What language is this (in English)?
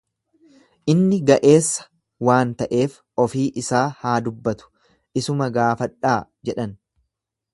Oromo